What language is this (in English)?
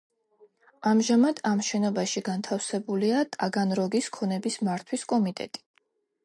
Georgian